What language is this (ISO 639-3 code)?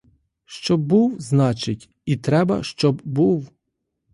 ukr